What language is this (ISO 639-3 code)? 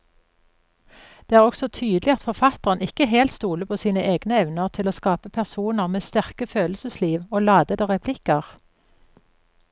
nor